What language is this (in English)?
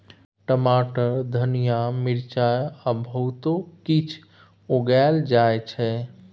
Maithili